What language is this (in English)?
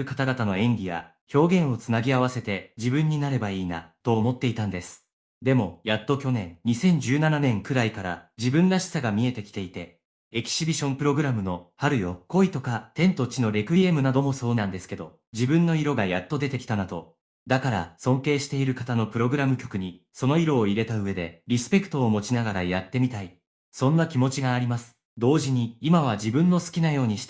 Japanese